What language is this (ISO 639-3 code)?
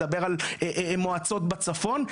heb